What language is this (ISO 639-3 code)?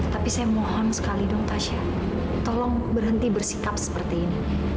ind